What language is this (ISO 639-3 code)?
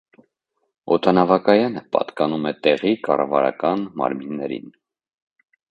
hye